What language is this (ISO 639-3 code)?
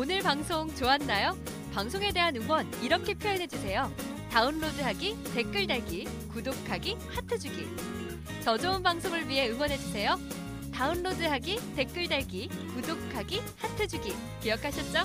kor